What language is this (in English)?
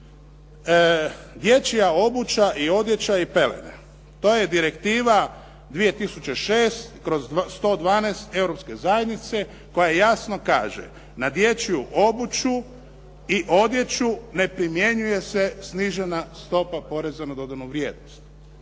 Croatian